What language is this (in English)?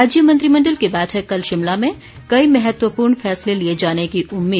Hindi